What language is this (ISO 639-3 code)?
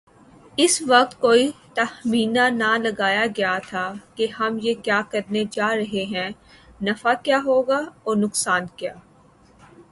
urd